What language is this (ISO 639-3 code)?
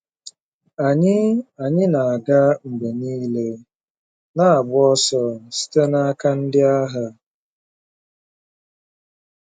ibo